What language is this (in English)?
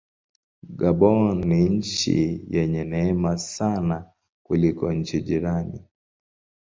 Swahili